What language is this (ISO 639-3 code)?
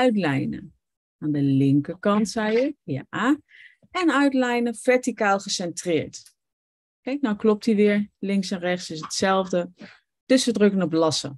nld